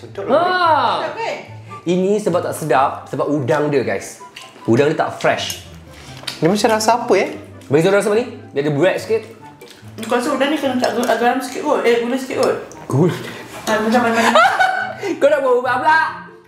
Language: Malay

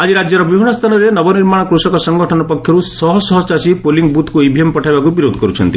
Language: Odia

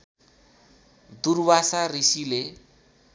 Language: Nepali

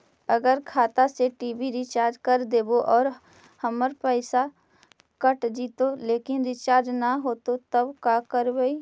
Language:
Magahi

